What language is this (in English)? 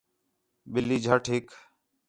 Khetrani